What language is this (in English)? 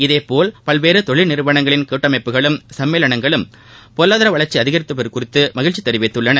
Tamil